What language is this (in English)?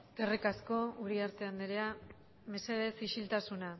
Basque